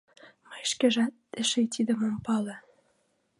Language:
Mari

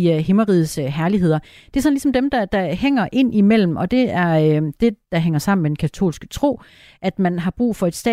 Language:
Danish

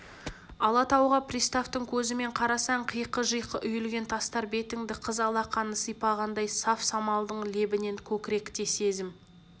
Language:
Kazakh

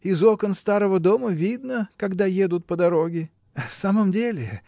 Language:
Russian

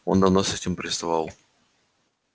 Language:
Russian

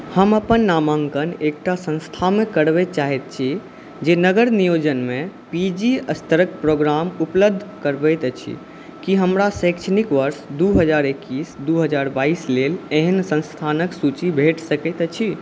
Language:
Maithili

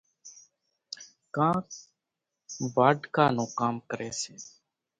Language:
Kachi Koli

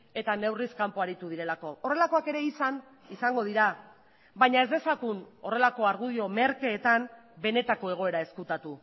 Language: Basque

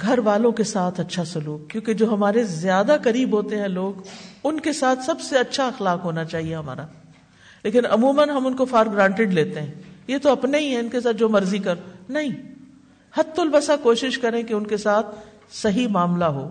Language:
Urdu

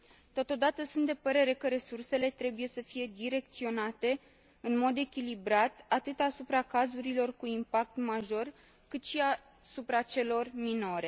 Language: Romanian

